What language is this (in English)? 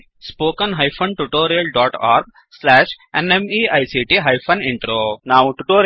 Kannada